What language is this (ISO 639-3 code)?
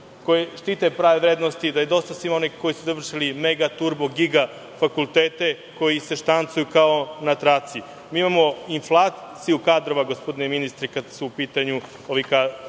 srp